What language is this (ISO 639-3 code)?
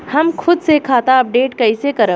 bho